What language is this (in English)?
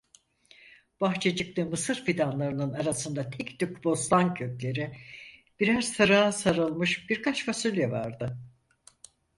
Turkish